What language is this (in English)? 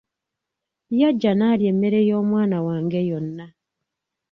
Ganda